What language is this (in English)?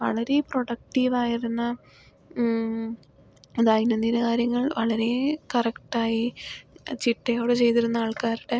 Malayalam